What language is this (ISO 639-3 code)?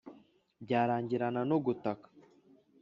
kin